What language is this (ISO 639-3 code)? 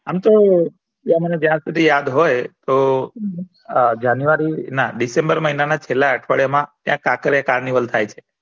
guj